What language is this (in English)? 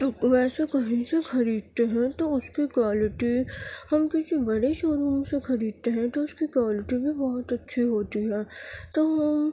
Urdu